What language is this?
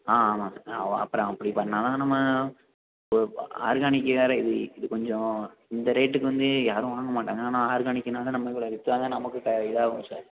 Tamil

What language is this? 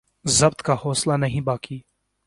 Urdu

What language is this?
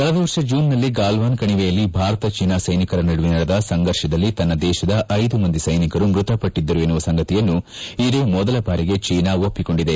Kannada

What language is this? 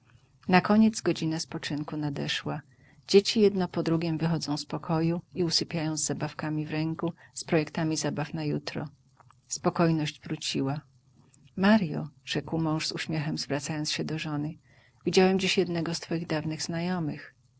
Polish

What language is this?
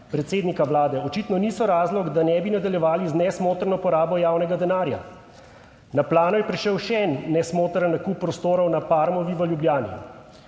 Slovenian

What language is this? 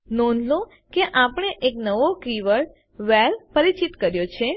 Gujarati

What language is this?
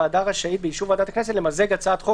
Hebrew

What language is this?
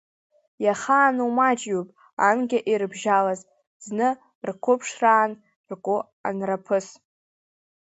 Abkhazian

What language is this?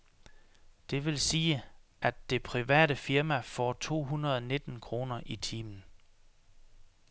Danish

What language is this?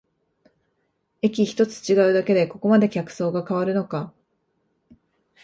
Japanese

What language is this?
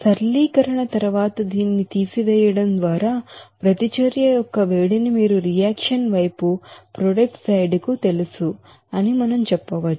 Telugu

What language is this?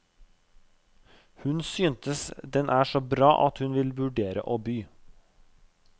Norwegian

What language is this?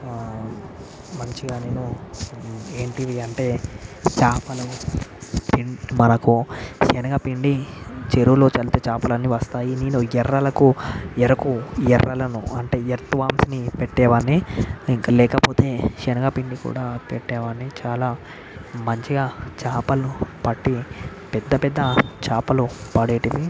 Telugu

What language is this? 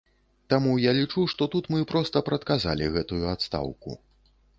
Belarusian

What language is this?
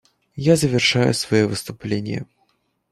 Russian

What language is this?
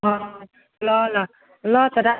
Nepali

